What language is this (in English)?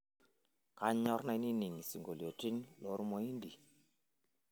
Masai